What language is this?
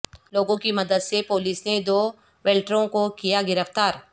Urdu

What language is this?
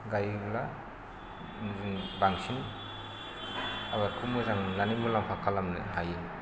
Bodo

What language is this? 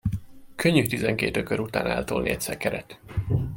Hungarian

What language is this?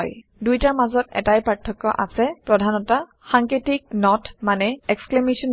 Assamese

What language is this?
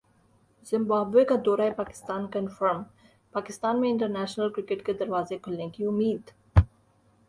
Urdu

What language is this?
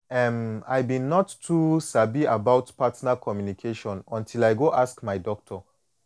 Nigerian Pidgin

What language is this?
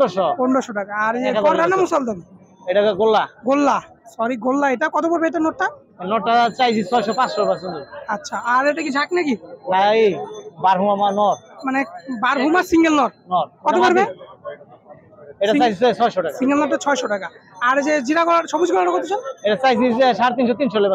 Bangla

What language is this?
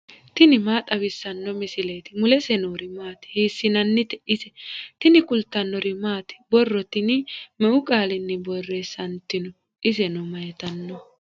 Sidamo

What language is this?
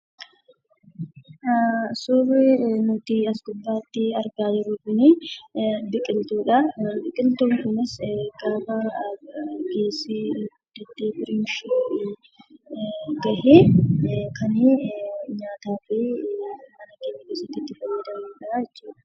Oromo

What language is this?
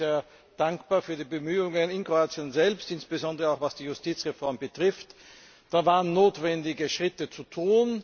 German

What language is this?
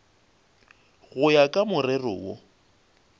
Northern Sotho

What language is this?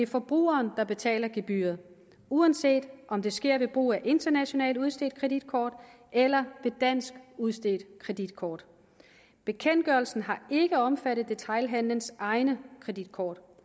Danish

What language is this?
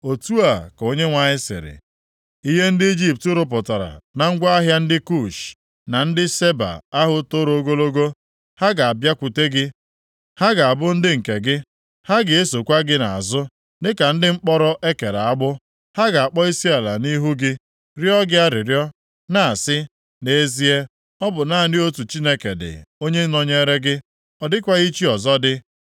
Igbo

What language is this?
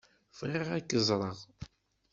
Kabyle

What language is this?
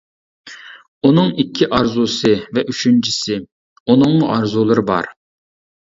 Uyghur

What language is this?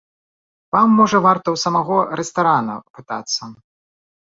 Belarusian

